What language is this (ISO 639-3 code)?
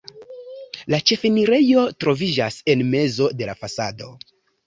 epo